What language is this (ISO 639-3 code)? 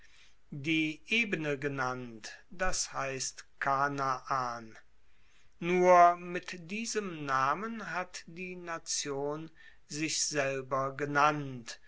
deu